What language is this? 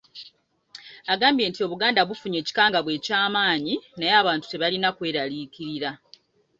Ganda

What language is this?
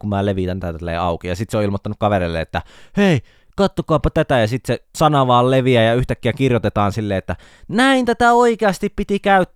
Finnish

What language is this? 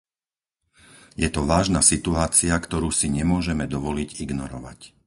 Slovak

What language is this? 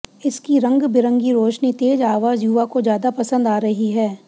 Hindi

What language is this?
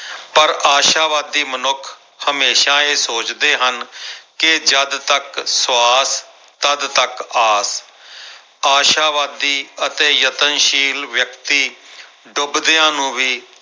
Punjabi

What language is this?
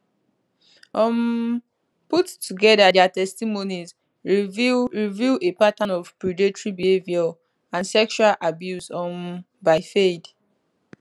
Nigerian Pidgin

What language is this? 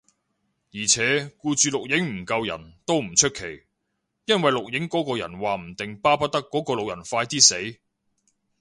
Cantonese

